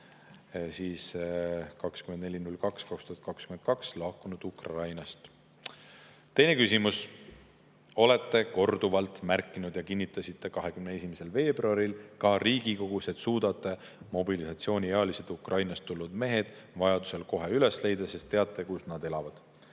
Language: Estonian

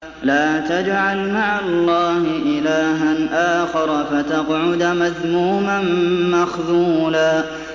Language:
Arabic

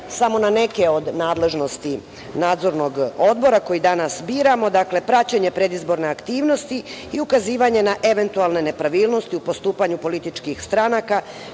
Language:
Serbian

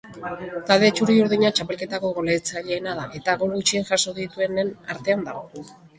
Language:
Basque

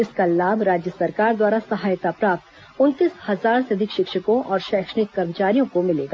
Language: Hindi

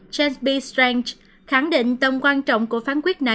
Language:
Vietnamese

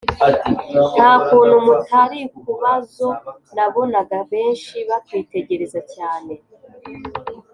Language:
Kinyarwanda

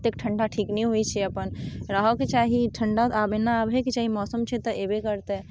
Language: Maithili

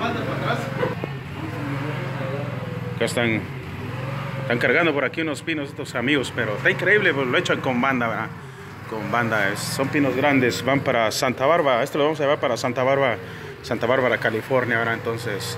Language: Spanish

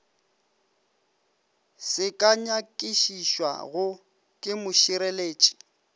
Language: Northern Sotho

